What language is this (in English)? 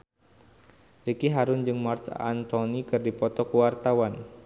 Sundanese